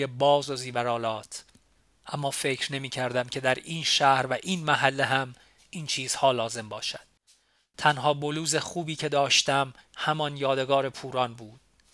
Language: Persian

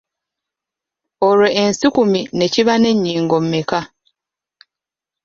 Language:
Ganda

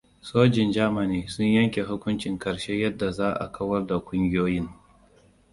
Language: Hausa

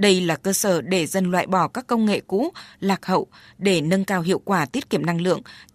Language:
Vietnamese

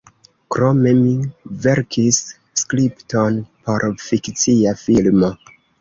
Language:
Esperanto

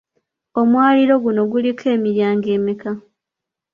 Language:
Ganda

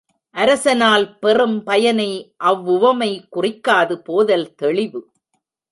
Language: Tamil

